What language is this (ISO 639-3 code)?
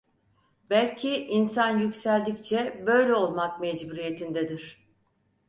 tur